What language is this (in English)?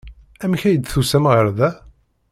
Kabyle